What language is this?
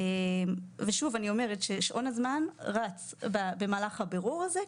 Hebrew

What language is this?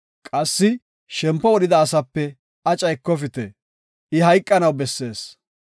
Gofa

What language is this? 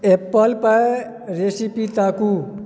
Maithili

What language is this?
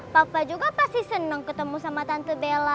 Indonesian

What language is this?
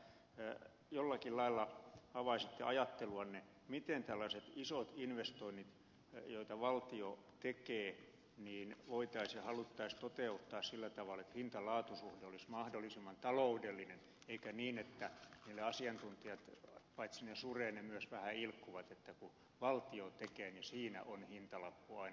Finnish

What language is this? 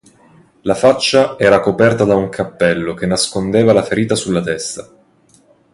Italian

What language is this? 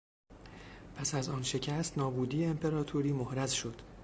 Persian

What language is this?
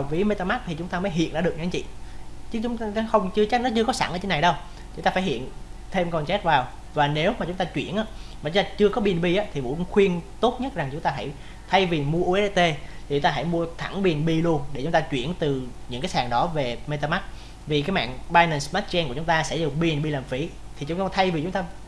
Vietnamese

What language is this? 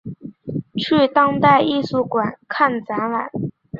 Chinese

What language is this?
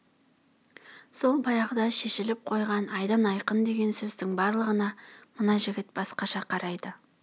Kazakh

